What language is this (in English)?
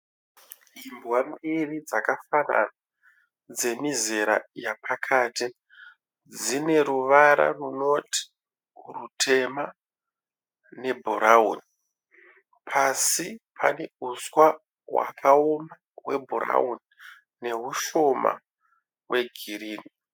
Shona